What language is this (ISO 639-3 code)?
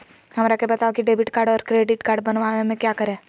mag